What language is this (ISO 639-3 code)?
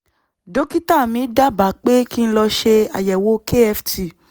yor